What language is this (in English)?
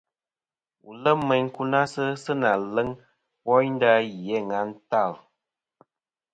Kom